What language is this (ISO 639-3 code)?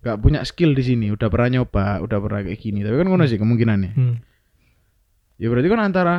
ind